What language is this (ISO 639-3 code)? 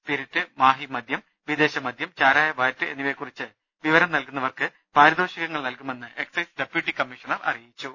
mal